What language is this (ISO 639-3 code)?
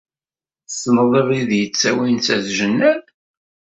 kab